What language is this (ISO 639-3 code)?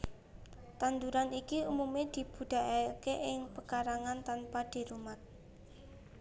jav